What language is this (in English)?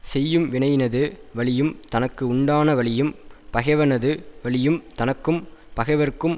Tamil